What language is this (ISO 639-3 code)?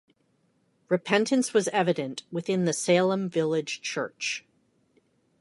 eng